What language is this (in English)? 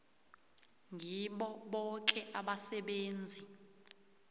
South Ndebele